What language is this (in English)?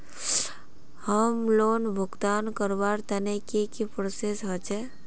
Magahi